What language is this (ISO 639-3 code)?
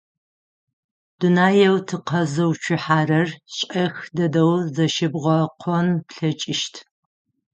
ady